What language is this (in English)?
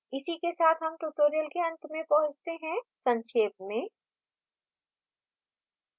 Hindi